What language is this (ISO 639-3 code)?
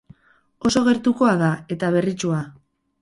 eus